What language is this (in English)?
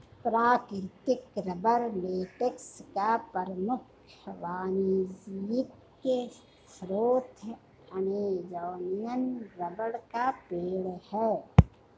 Hindi